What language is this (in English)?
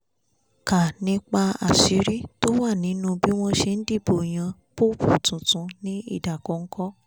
Yoruba